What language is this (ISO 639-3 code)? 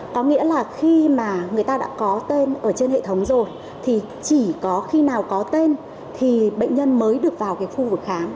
vie